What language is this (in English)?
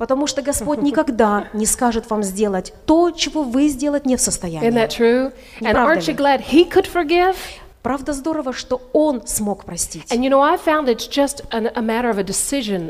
Russian